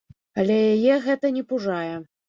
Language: Belarusian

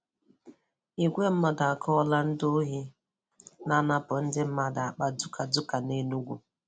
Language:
Igbo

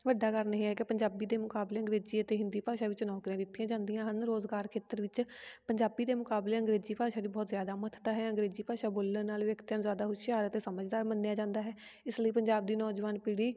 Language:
Punjabi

